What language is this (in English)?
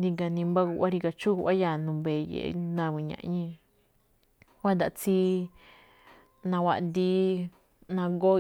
Malinaltepec Me'phaa